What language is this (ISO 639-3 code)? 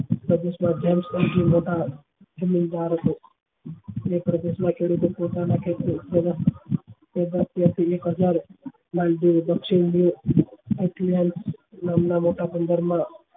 guj